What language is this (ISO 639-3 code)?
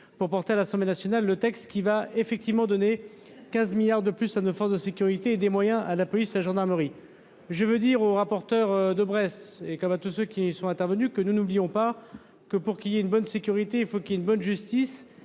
fra